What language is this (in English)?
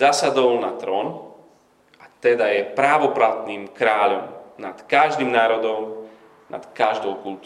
Slovak